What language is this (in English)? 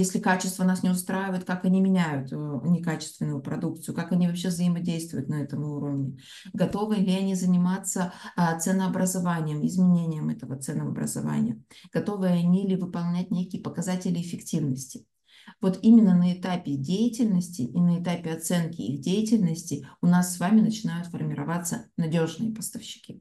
Russian